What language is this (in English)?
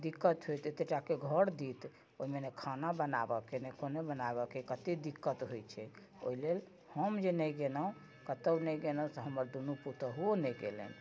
Maithili